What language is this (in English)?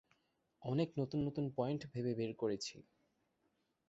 Bangla